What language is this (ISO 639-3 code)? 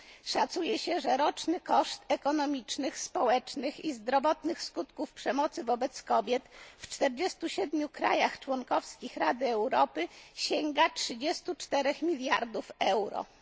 pol